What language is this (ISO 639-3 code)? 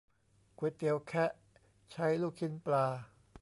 tha